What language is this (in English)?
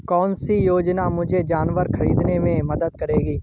Hindi